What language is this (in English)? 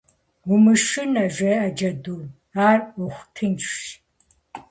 Kabardian